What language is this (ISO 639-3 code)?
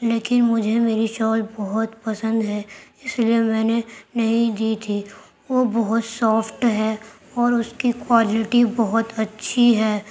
urd